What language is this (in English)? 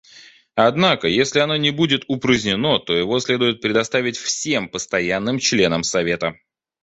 Russian